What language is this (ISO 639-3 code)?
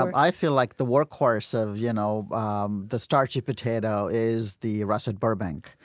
eng